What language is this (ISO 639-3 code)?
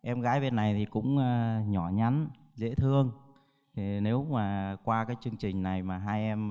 vie